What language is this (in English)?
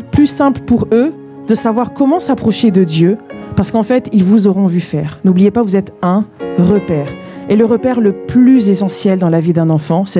French